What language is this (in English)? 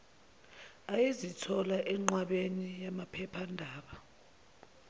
Zulu